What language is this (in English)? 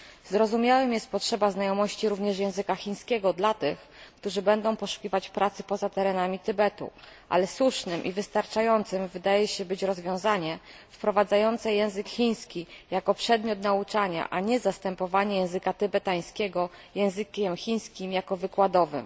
Polish